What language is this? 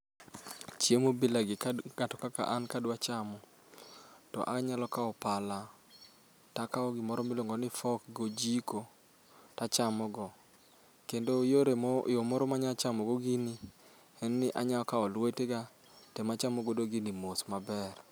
Luo (Kenya and Tanzania)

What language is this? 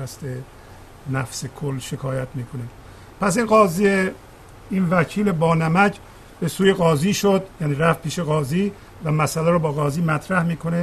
Persian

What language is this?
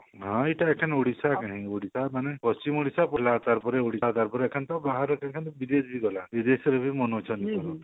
Odia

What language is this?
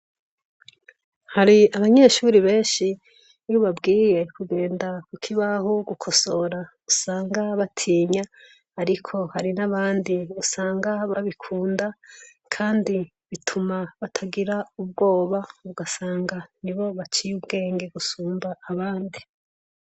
Rundi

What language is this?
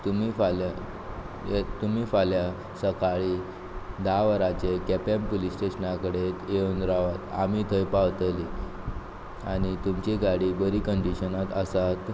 Konkani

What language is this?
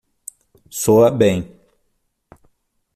Portuguese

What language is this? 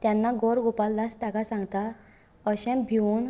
Konkani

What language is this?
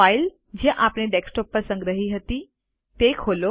Gujarati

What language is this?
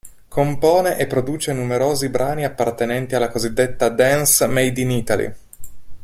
Italian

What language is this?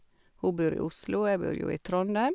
Norwegian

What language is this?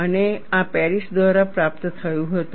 Gujarati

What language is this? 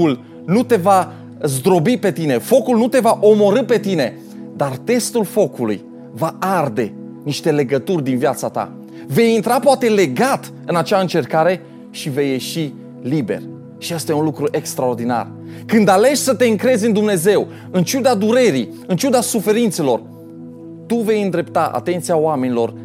Romanian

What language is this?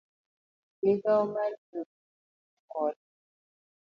Luo (Kenya and Tanzania)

